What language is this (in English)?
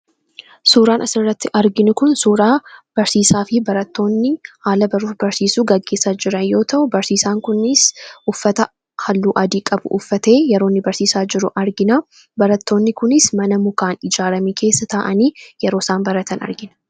Oromo